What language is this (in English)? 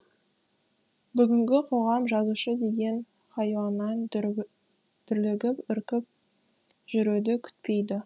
Kazakh